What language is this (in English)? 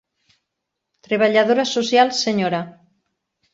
Catalan